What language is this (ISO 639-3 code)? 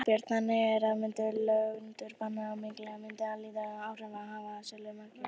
isl